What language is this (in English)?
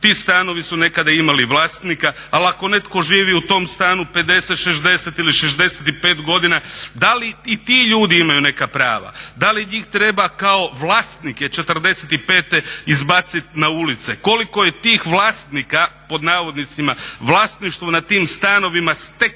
Croatian